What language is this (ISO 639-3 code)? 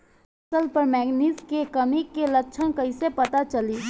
bho